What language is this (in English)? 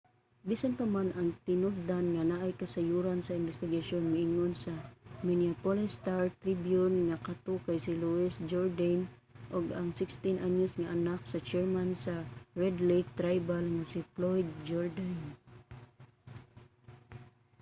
Cebuano